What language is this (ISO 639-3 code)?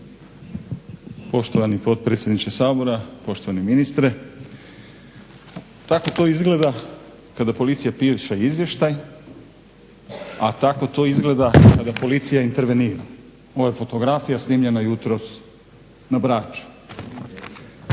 hrv